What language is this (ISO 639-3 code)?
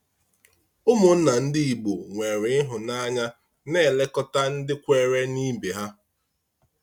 ibo